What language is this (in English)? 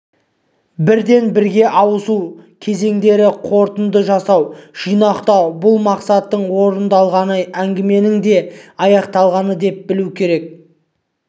Kazakh